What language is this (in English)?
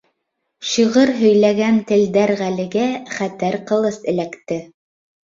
Bashkir